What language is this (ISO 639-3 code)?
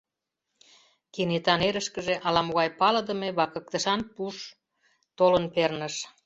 chm